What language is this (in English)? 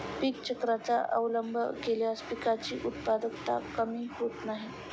Marathi